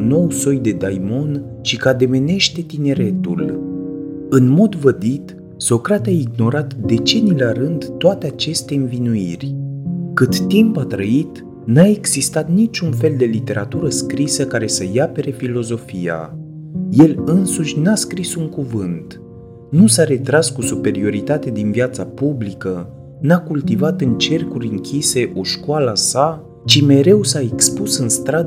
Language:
Romanian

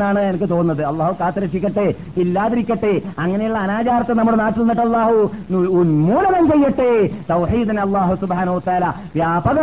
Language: Malayalam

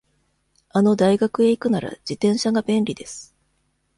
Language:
Japanese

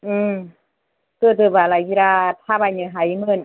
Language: Bodo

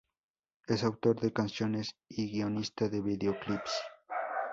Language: Spanish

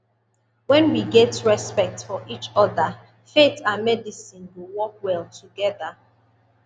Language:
Nigerian Pidgin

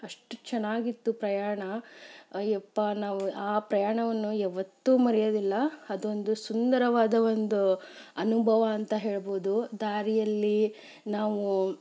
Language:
Kannada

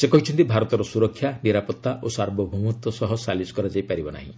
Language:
Odia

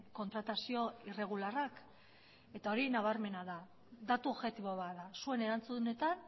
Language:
Basque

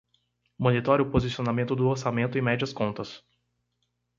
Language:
Portuguese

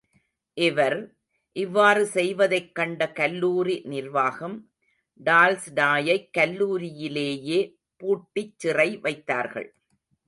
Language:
Tamil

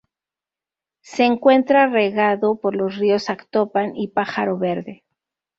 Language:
Spanish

